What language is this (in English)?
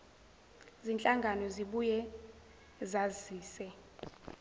Zulu